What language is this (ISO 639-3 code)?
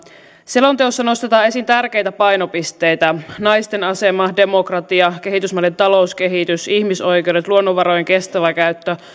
fin